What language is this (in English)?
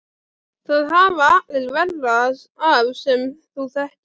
Icelandic